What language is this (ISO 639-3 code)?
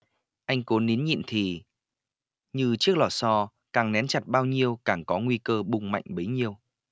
vie